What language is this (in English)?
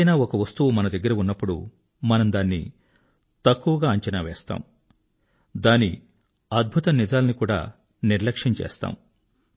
Telugu